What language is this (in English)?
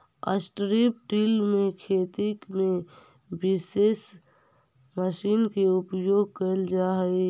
Magahi